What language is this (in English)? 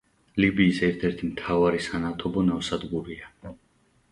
Georgian